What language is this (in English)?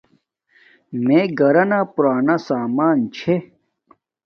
Domaaki